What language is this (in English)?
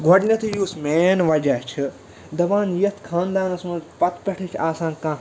Kashmiri